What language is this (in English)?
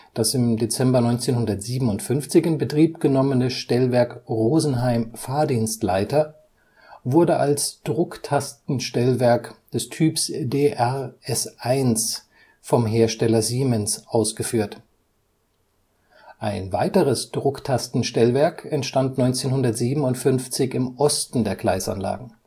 German